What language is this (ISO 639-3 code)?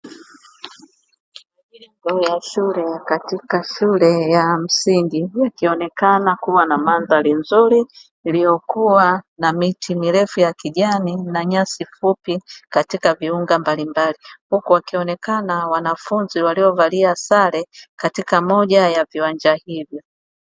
swa